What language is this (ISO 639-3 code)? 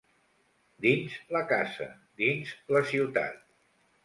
cat